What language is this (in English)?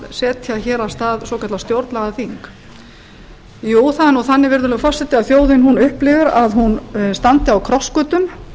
Icelandic